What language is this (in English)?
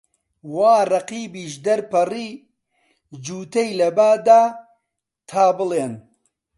Central Kurdish